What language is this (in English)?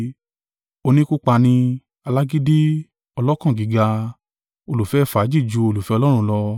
Yoruba